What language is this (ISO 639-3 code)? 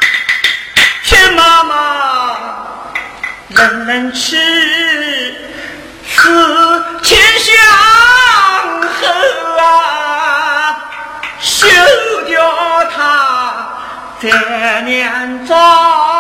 zho